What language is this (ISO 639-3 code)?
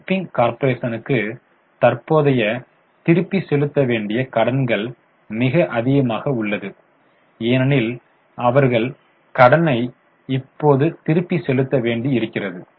tam